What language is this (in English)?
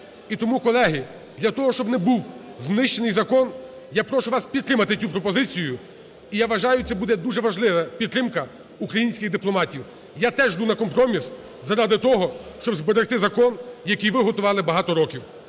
Ukrainian